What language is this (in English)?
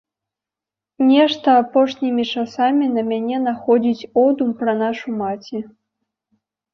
Belarusian